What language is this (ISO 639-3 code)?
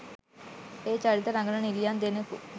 sin